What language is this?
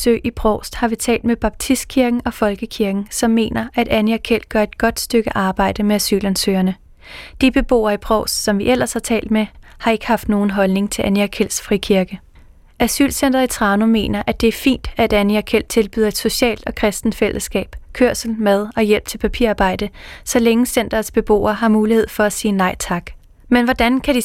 Danish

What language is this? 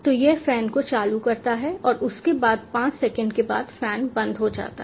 Hindi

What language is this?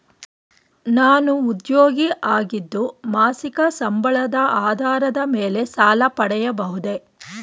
Kannada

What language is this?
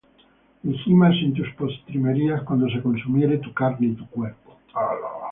Spanish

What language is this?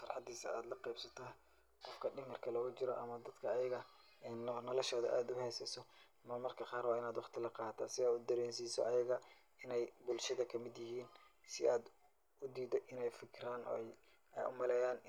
Somali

